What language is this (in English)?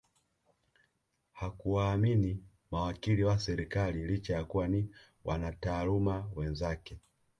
Swahili